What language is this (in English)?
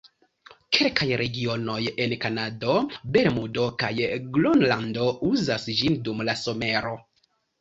Esperanto